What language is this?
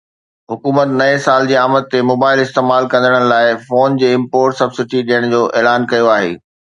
Sindhi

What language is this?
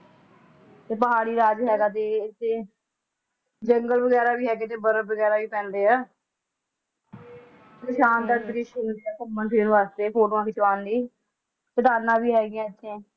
Punjabi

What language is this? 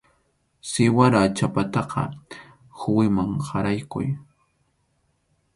Arequipa-La Unión Quechua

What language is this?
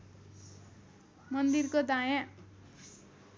Nepali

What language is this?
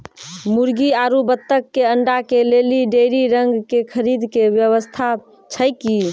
Maithili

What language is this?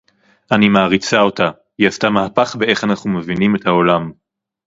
Hebrew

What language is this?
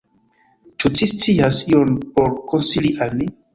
Esperanto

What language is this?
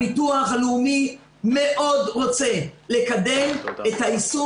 Hebrew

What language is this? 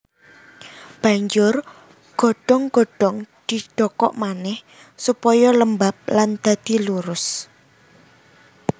Javanese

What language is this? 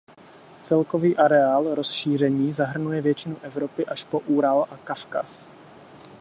Czech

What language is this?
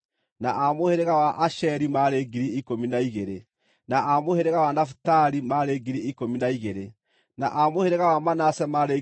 Kikuyu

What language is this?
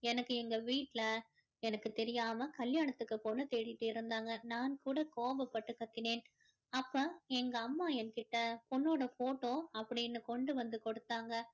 Tamil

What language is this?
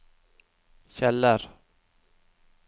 Norwegian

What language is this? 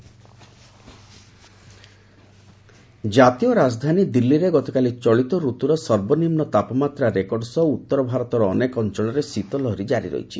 Odia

